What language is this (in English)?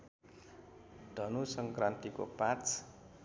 Nepali